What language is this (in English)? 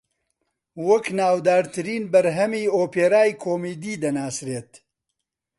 Central Kurdish